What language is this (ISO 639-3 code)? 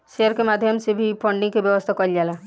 bho